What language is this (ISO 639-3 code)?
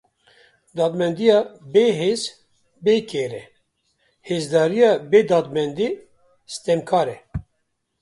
kur